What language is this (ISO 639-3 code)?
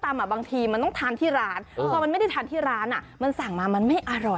tha